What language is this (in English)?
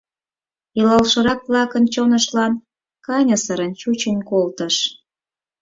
Mari